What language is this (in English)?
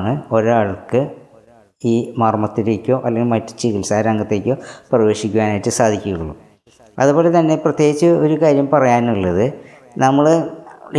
Malayalam